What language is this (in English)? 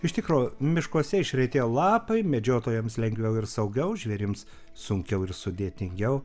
Lithuanian